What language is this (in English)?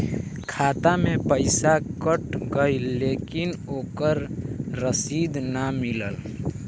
Bhojpuri